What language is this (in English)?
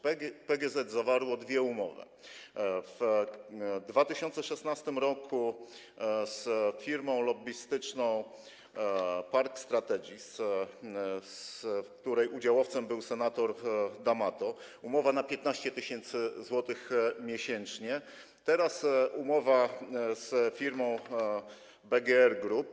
Polish